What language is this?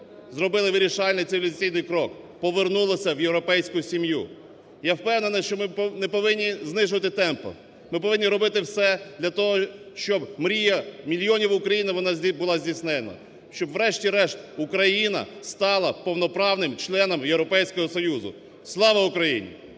Ukrainian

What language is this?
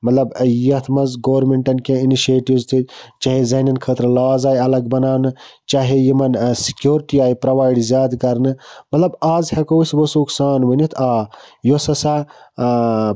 Kashmiri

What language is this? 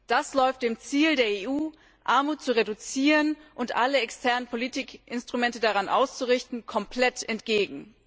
German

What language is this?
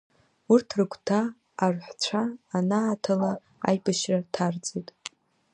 Abkhazian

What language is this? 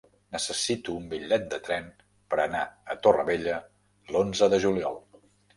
Catalan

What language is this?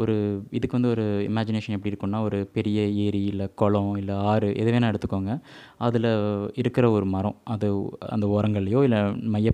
Tamil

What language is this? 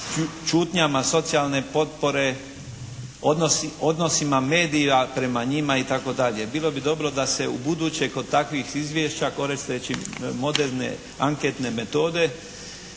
Croatian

